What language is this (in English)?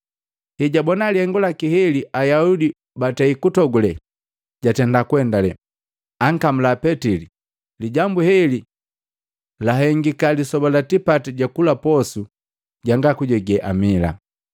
Matengo